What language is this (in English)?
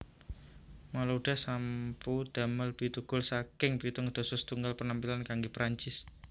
Javanese